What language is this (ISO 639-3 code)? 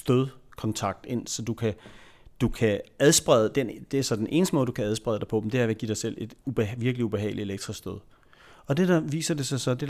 dan